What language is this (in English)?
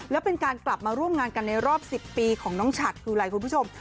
Thai